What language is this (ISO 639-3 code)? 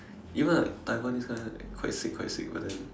eng